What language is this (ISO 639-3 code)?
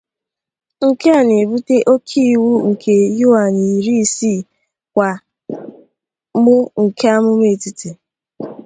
ibo